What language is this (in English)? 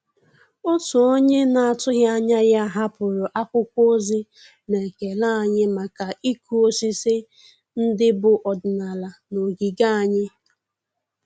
Igbo